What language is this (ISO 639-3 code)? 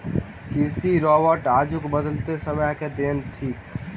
mai